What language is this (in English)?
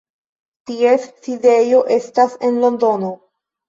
Esperanto